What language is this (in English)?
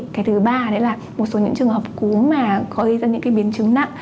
Vietnamese